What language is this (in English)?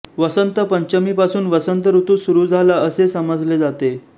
Marathi